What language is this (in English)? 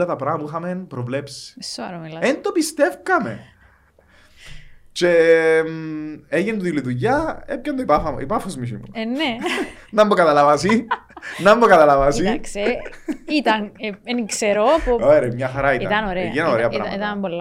Greek